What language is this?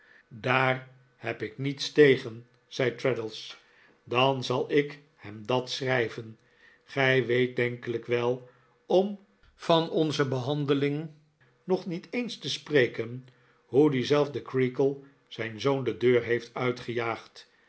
Dutch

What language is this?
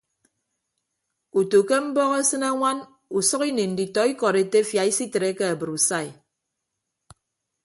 Ibibio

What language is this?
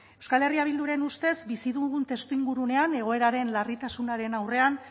Basque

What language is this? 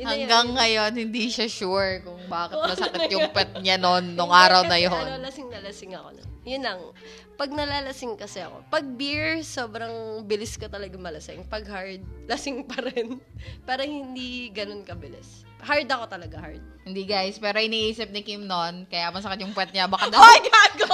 Filipino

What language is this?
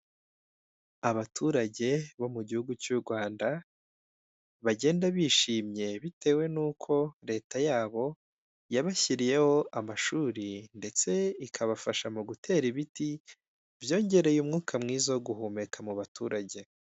Kinyarwanda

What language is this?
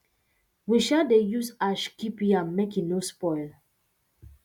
Nigerian Pidgin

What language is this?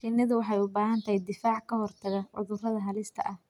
Somali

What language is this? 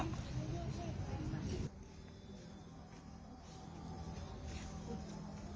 Thai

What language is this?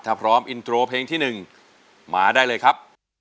Thai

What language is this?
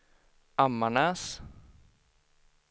Swedish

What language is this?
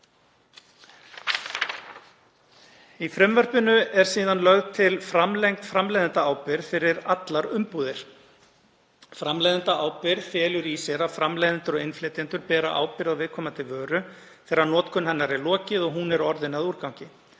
Icelandic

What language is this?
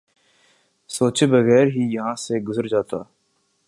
Urdu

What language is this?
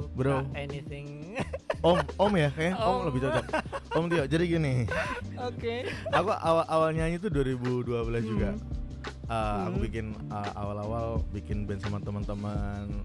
Indonesian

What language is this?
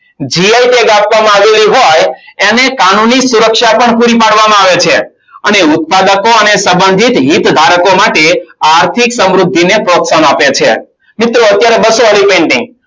Gujarati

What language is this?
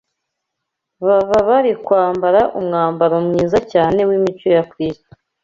Kinyarwanda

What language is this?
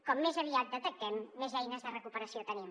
Catalan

